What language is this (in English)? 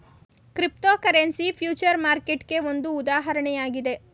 Kannada